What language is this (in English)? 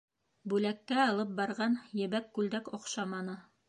Bashkir